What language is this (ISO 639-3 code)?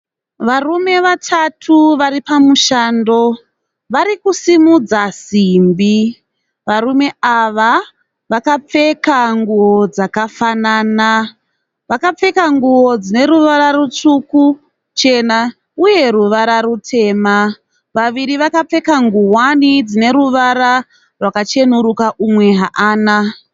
sna